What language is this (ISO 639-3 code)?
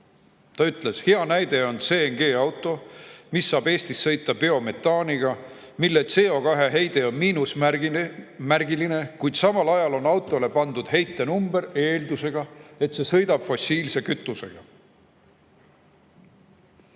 est